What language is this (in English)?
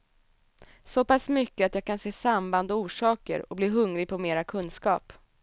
Swedish